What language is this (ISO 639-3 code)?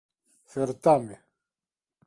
glg